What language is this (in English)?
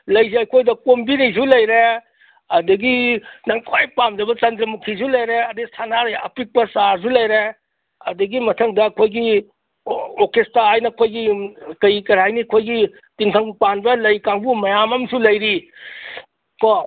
Manipuri